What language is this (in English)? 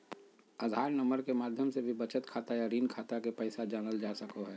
Magahi